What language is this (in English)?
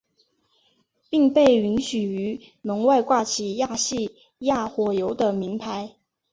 Chinese